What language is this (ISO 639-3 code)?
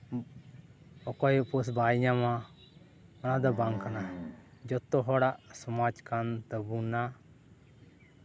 sat